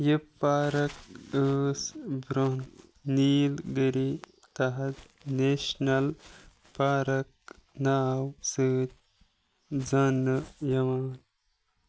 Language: Kashmiri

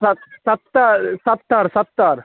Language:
Maithili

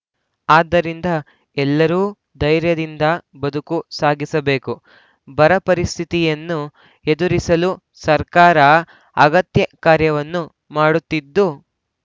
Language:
Kannada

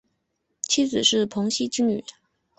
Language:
Chinese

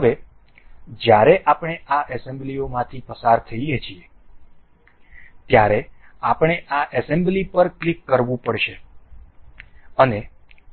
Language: Gujarati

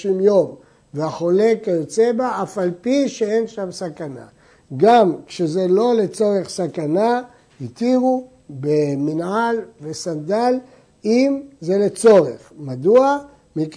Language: Hebrew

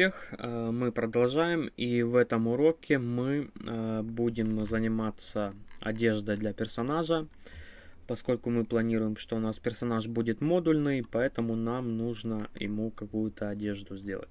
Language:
Russian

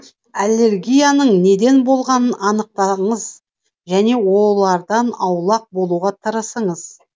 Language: Kazakh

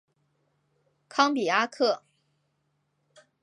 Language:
Chinese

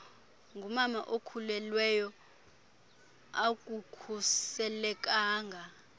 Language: Xhosa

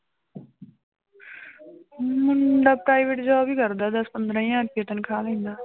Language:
Punjabi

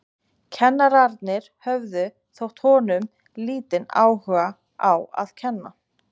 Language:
Icelandic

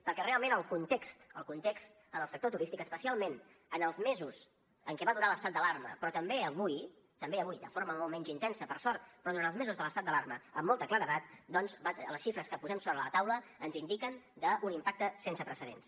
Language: Catalan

